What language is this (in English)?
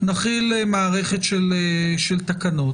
Hebrew